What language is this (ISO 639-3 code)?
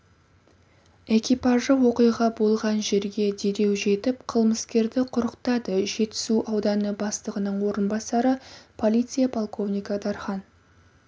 kaz